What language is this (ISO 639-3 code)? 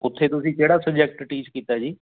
pan